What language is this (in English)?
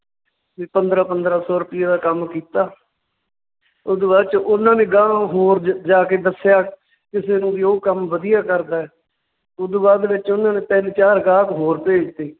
Punjabi